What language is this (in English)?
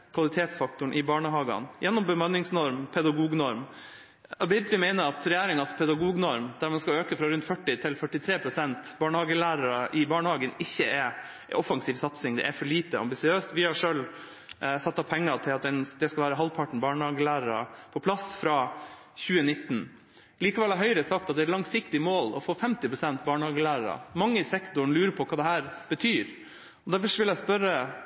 Norwegian Bokmål